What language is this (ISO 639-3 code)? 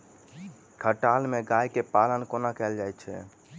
mai